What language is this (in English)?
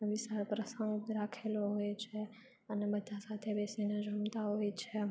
Gujarati